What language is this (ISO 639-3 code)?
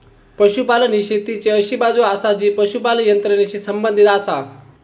mar